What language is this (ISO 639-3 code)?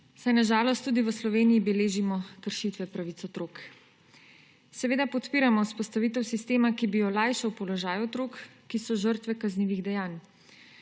slv